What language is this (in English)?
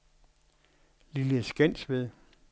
Danish